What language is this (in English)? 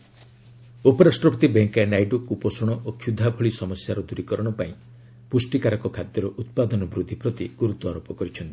Odia